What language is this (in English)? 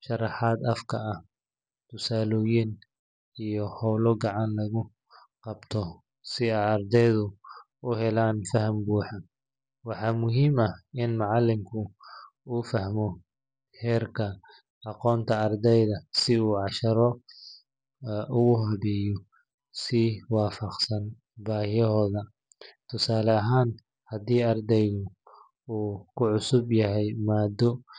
Somali